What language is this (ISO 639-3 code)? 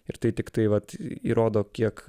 lit